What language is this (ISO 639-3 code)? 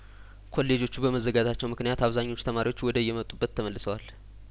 amh